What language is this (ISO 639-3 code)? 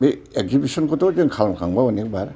brx